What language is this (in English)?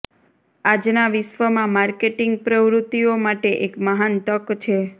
Gujarati